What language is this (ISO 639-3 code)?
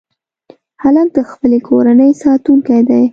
pus